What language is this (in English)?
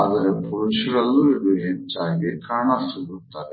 Kannada